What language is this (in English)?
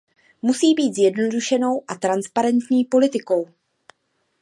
Czech